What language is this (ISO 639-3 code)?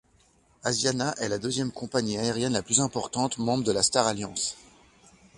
fra